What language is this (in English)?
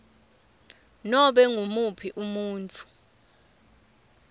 Swati